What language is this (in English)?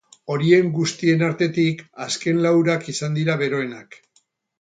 Basque